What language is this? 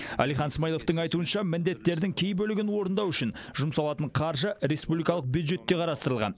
Kazakh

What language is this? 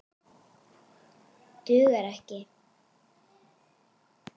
Icelandic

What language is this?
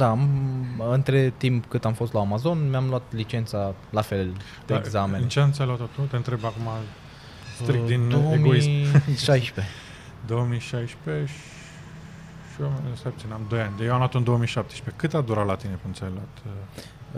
Romanian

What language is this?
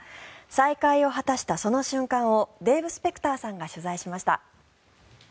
Japanese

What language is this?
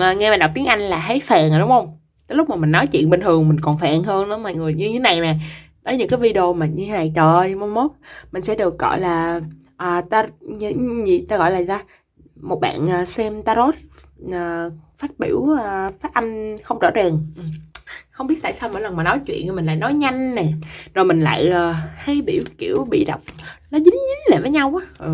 Vietnamese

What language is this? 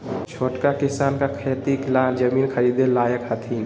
Magahi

